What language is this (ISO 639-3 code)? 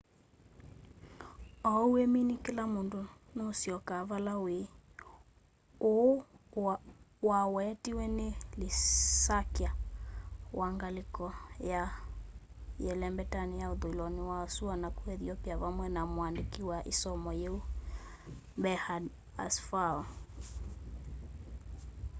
kam